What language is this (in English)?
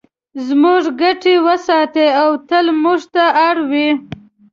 Pashto